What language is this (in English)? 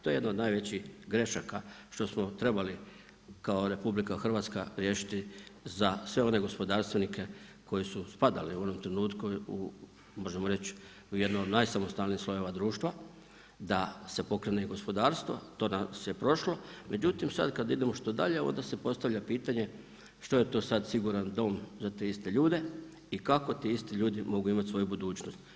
Croatian